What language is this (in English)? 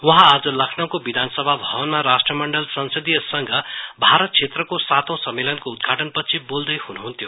Nepali